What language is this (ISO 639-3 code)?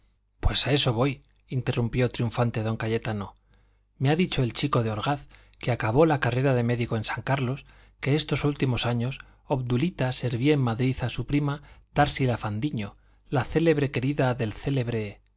spa